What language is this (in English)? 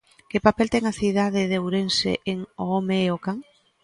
Galician